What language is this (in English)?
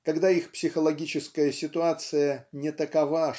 Russian